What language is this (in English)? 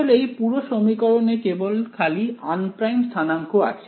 Bangla